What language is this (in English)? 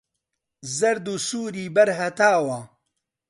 Central Kurdish